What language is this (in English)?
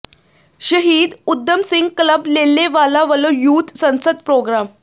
Punjabi